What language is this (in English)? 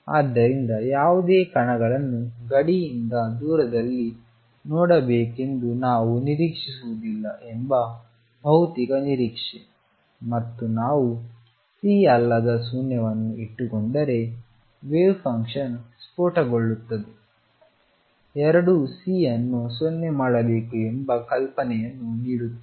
Kannada